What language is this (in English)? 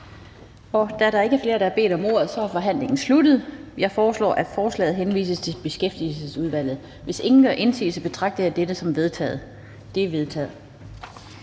Danish